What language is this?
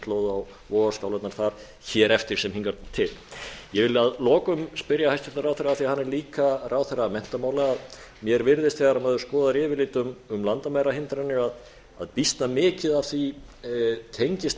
Icelandic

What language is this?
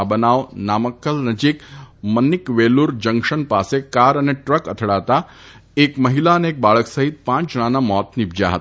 Gujarati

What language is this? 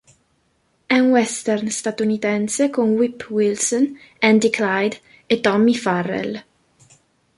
Italian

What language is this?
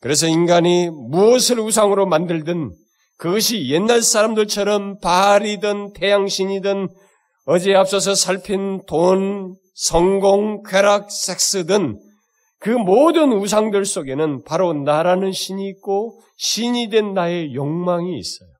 Korean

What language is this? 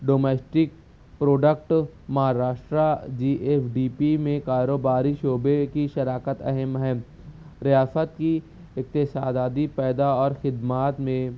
Urdu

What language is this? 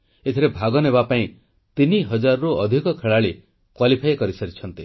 Odia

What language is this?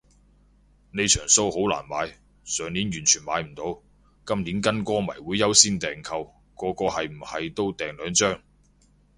Cantonese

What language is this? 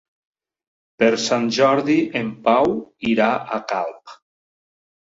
Catalan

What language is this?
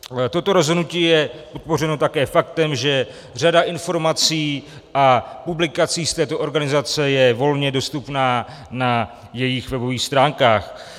Czech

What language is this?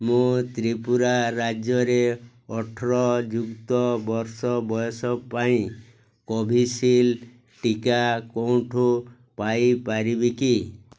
Odia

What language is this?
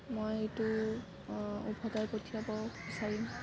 Assamese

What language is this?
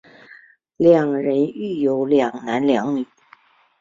Chinese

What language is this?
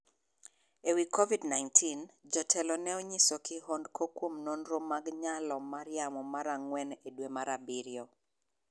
Luo (Kenya and Tanzania)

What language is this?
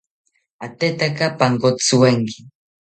South Ucayali Ashéninka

